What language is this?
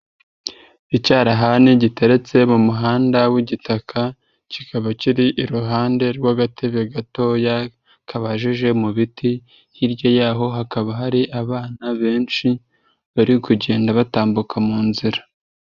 Kinyarwanda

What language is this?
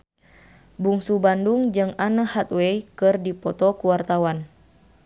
Sundanese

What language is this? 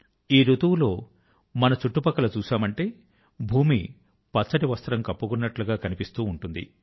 Telugu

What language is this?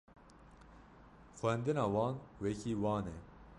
Kurdish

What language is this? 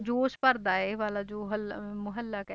Punjabi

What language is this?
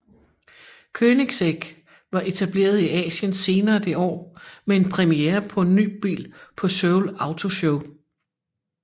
Danish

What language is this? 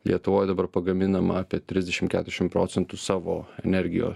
Lithuanian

